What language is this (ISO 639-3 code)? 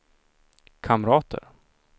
swe